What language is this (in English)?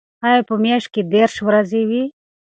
Pashto